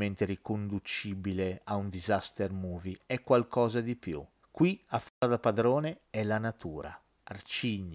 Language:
Italian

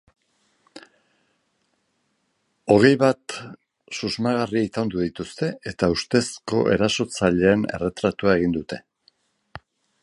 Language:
Basque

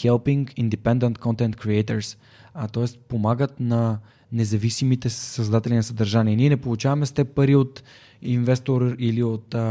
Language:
Bulgarian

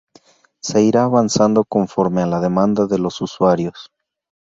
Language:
Spanish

